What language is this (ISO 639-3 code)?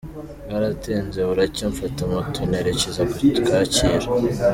kin